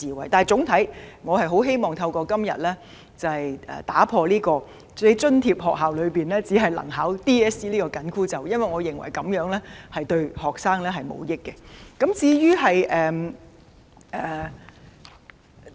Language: Cantonese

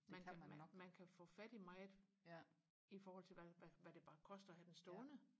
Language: Danish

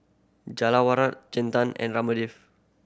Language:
English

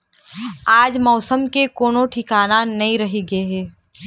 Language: Chhattisgarhi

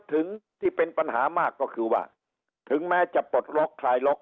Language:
Thai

